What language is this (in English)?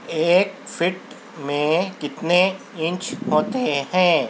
Urdu